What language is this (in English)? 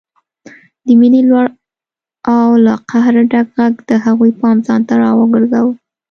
Pashto